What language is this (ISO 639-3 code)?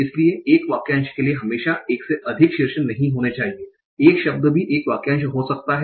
hin